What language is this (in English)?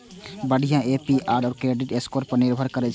Maithili